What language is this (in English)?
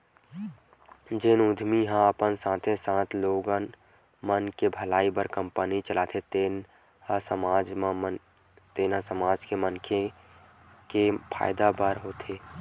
Chhattisgarhi